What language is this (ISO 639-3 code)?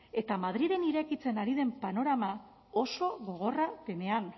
eus